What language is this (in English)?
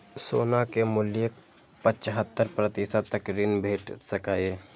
Maithili